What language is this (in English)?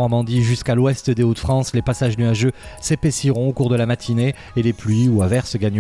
French